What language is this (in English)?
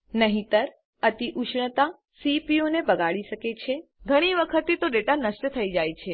Gujarati